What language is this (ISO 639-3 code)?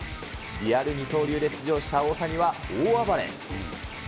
jpn